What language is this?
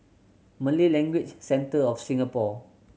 English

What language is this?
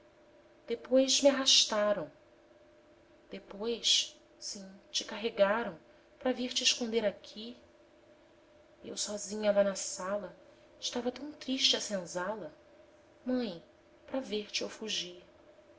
Portuguese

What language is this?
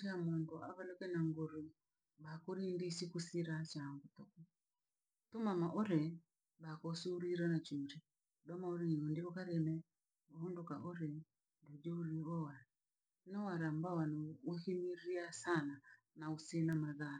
Langi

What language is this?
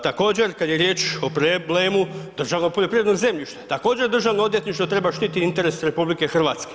Croatian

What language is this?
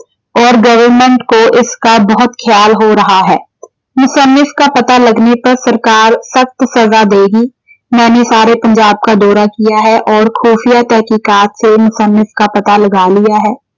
Punjabi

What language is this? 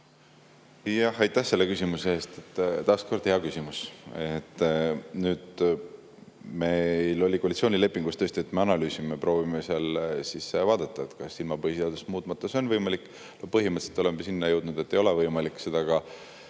Estonian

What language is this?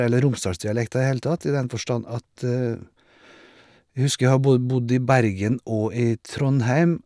Norwegian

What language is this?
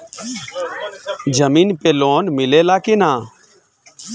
Bhojpuri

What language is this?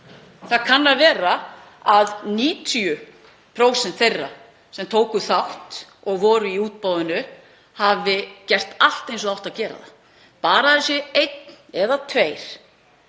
Icelandic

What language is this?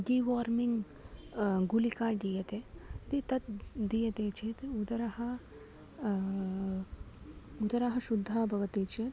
Sanskrit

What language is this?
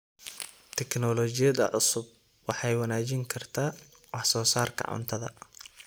Somali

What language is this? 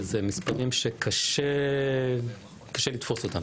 Hebrew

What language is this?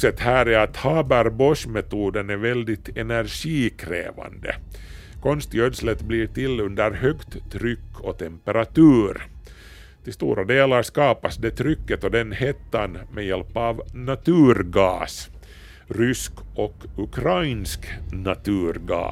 Swedish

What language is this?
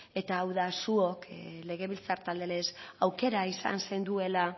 Basque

